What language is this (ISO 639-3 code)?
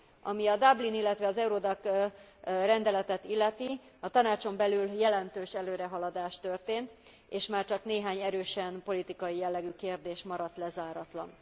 hun